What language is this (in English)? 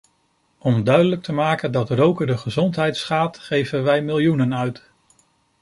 Dutch